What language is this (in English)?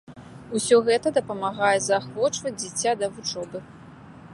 Belarusian